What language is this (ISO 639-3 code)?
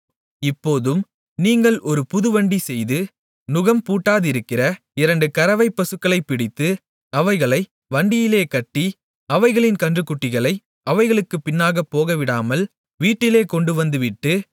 tam